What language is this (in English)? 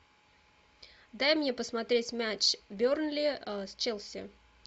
Russian